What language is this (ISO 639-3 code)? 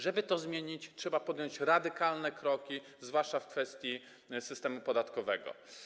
pol